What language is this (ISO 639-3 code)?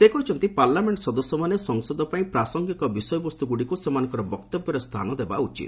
ori